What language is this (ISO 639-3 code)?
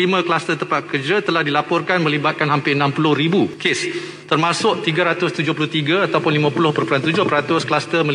msa